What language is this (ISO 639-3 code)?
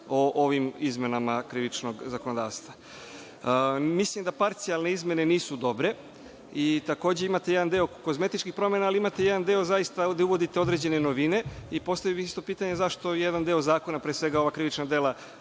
srp